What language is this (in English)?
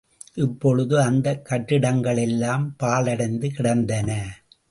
Tamil